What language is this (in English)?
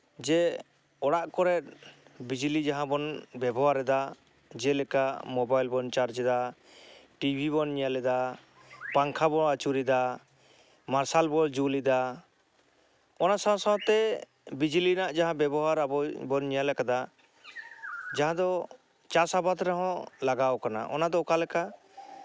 Santali